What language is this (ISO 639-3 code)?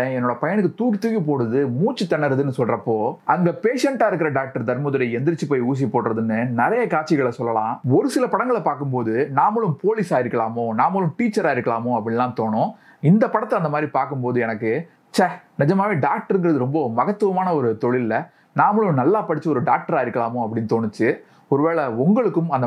tam